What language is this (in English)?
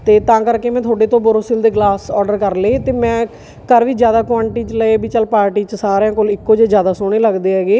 Punjabi